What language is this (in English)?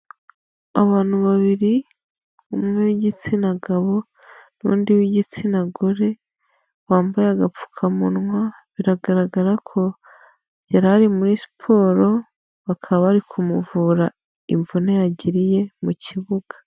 Kinyarwanda